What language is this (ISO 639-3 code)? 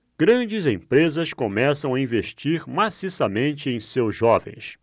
por